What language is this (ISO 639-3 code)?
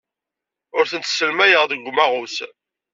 kab